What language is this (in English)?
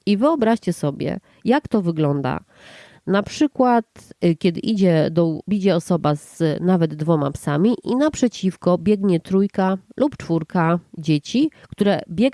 Polish